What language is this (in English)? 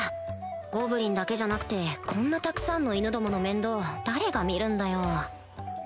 Japanese